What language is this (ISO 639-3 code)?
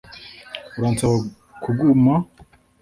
kin